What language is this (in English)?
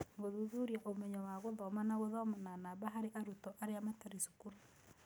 Kikuyu